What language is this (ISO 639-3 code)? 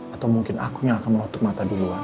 ind